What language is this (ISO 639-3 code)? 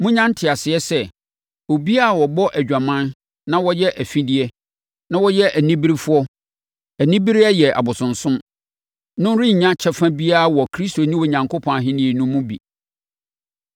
aka